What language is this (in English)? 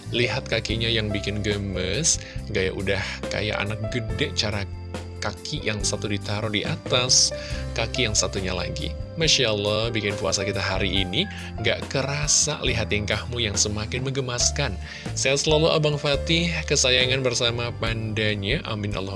Indonesian